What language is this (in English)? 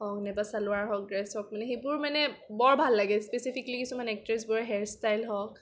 Assamese